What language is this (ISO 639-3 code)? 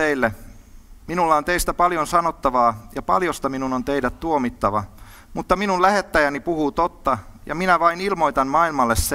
fin